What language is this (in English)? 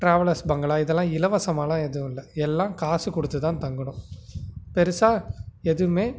Tamil